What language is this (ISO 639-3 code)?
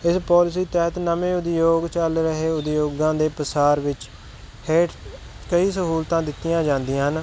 pan